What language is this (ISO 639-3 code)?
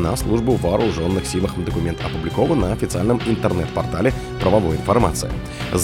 rus